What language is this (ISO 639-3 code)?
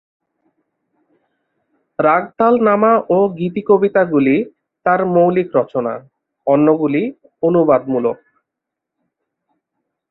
ben